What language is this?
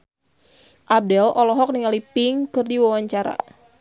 Sundanese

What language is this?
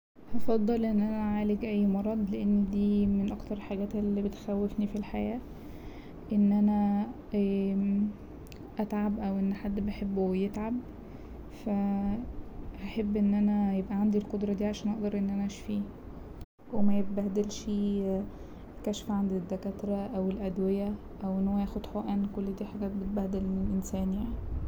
Egyptian Arabic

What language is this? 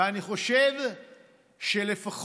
Hebrew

